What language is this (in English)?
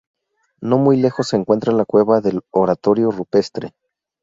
Spanish